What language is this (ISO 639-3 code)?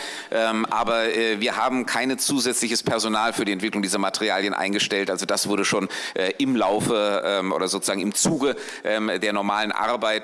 deu